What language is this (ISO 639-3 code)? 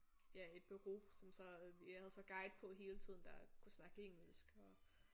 dan